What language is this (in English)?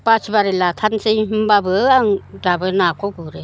Bodo